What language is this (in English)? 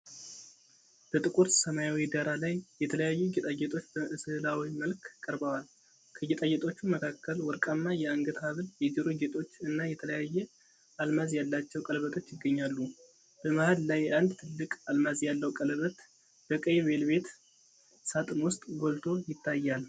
Amharic